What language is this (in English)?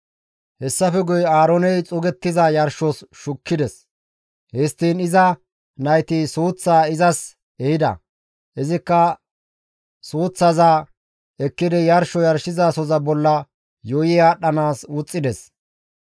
Gamo